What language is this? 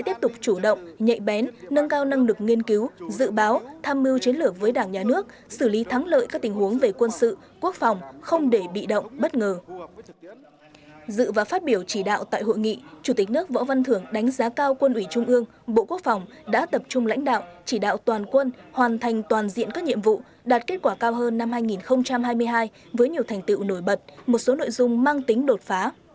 Vietnamese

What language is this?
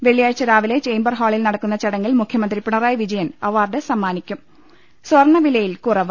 Malayalam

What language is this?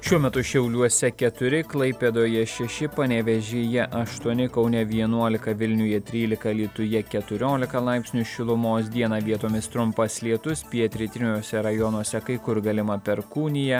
Lithuanian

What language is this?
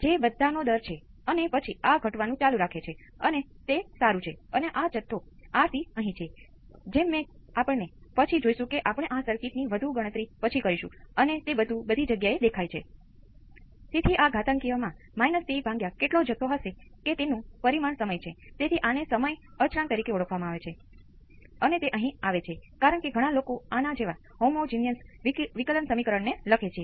Gujarati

